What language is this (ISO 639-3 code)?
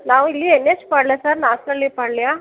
kan